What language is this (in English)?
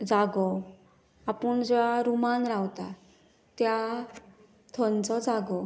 Konkani